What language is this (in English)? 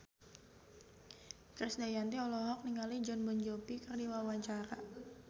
Sundanese